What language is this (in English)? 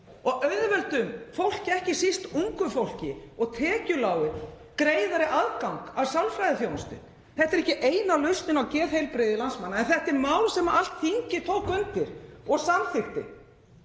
Icelandic